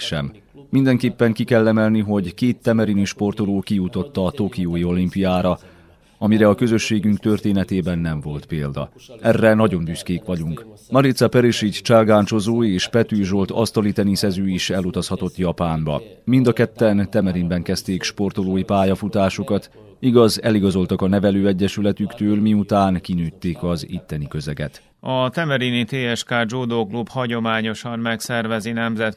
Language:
Hungarian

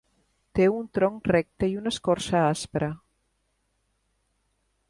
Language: Catalan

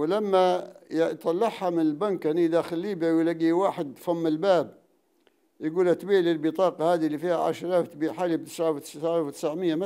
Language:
Arabic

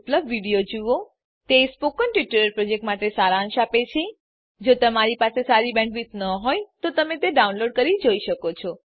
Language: Gujarati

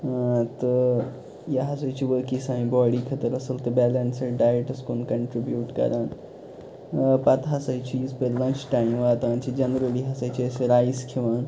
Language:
Kashmiri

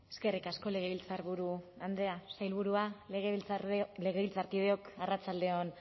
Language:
Basque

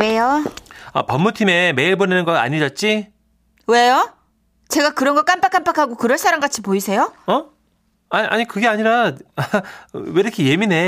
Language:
Korean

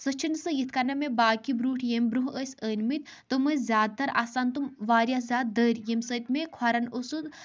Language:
Kashmiri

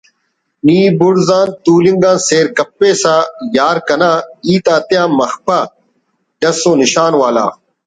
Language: Brahui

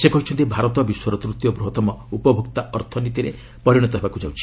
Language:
Odia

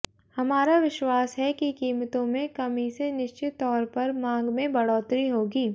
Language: Hindi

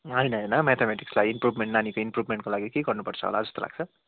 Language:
Nepali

